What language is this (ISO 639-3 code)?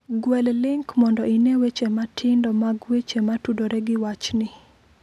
luo